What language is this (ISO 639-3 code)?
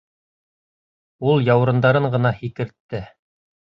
bak